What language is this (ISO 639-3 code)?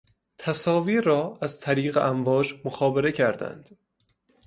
fas